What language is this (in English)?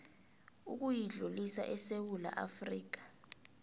South Ndebele